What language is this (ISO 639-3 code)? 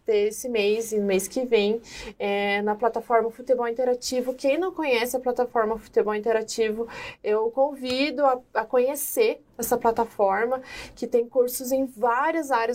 por